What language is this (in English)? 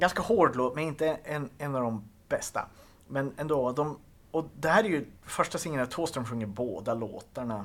Swedish